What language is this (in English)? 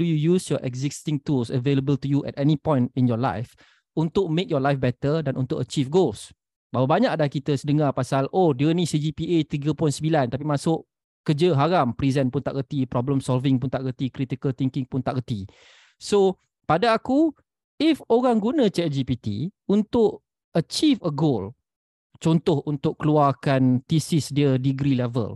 Malay